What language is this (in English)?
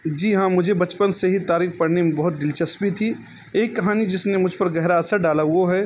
Urdu